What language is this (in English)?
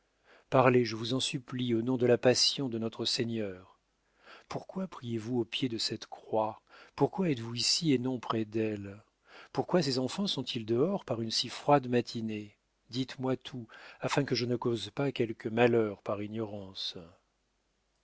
French